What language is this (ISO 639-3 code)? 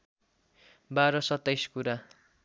nep